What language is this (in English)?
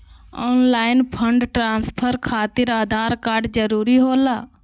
Magahi